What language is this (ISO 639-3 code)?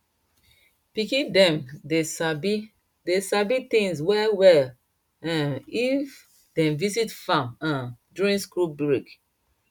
pcm